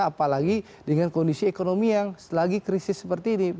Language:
Indonesian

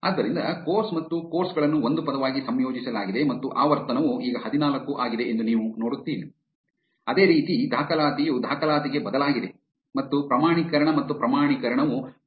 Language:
Kannada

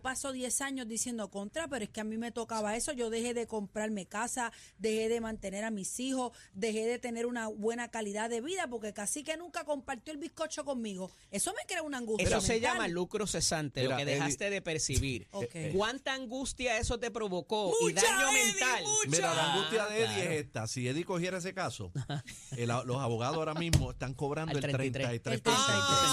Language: Spanish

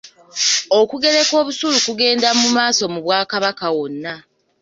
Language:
Ganda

